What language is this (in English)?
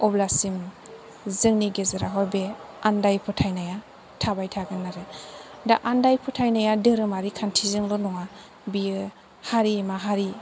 Bodo